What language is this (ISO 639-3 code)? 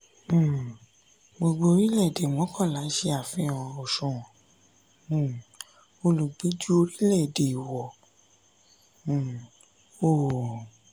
yor